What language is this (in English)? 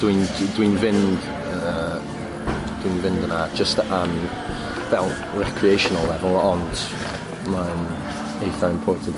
Welsh